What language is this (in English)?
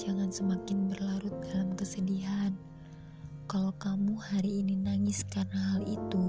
Indonesian